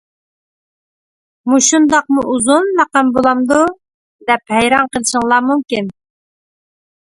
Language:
Uyghur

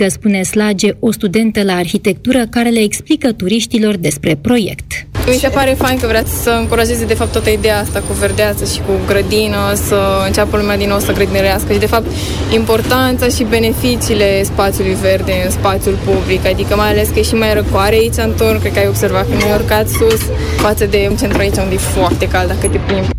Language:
Romanian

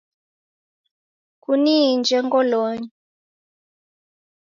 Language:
Taita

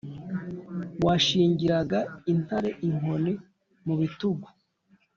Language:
Kinyarwanda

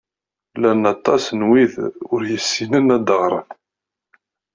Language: Kabyle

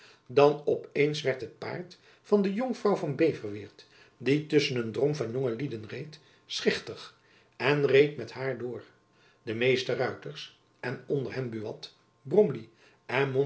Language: Dutch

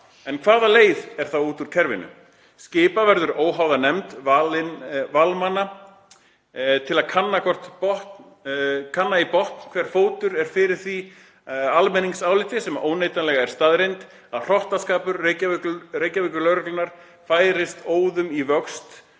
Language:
Icelandic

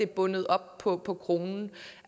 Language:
Danish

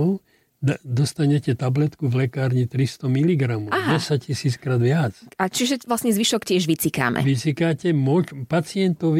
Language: Slovak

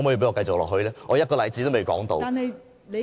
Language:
Cantonese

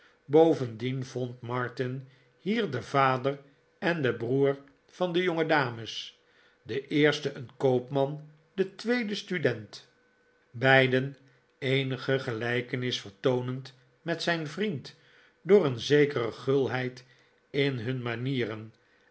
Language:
Dutch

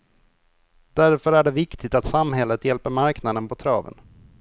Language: Swedish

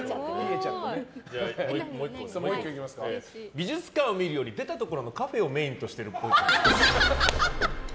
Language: Japanese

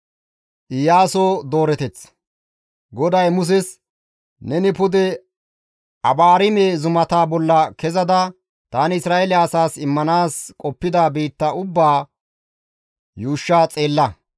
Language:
Gamo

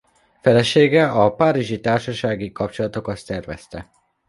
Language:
Hungarian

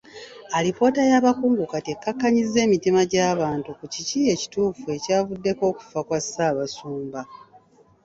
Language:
Ganda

